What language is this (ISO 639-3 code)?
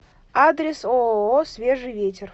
rus